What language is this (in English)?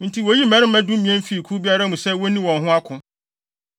Akan